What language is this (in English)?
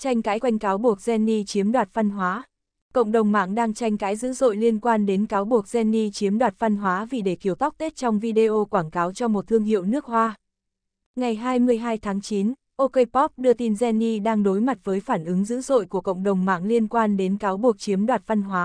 Vietnamese